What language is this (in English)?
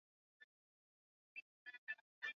Swahili